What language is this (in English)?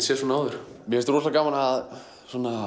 Icelandic